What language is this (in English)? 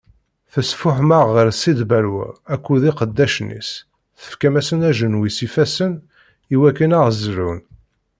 Kabyle